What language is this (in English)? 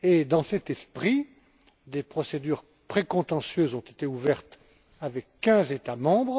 French